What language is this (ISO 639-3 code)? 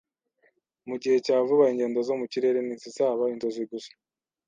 kin